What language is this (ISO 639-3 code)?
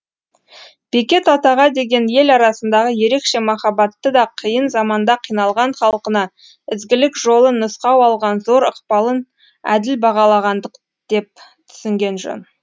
kaz